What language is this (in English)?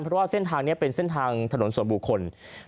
Thai